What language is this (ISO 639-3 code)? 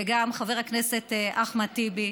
heb